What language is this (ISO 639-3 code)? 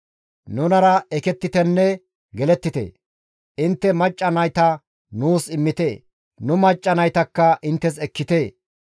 gmv